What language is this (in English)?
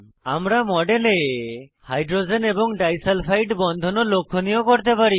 Bangla